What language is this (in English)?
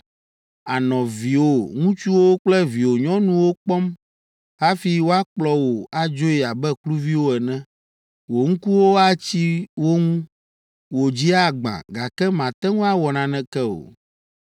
Ewe